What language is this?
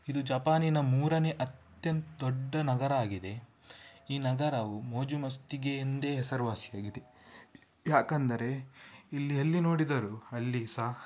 Kannada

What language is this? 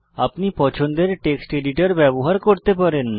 Bangla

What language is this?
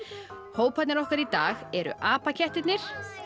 Icelandic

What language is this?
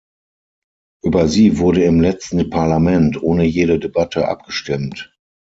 German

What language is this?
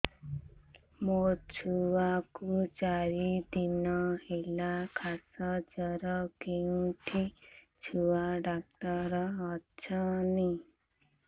Odia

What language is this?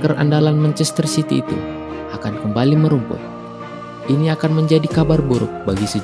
Indonesian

